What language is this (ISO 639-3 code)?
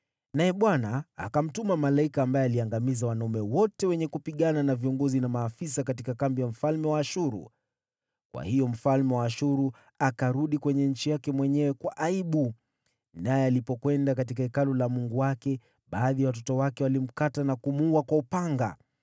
swa